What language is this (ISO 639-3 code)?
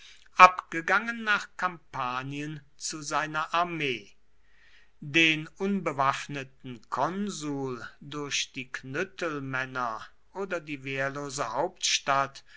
deu